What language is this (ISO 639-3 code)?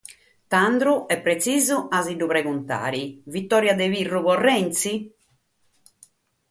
srd